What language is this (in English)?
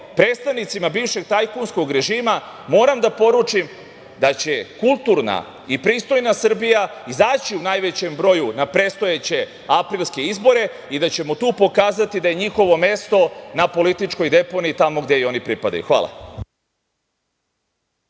Serbian